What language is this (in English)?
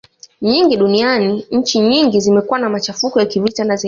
Swahili